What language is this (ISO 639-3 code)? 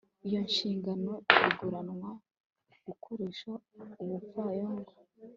kin